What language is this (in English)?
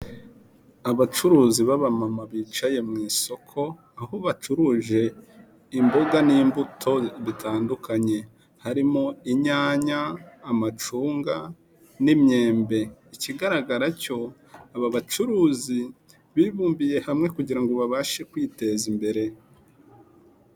Kinyarwanda